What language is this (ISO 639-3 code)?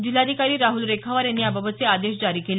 mar